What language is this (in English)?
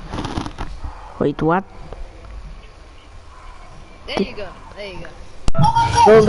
English